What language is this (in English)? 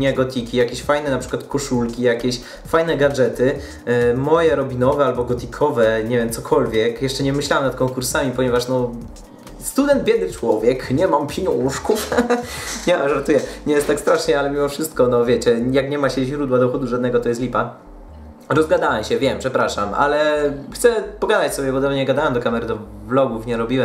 Polish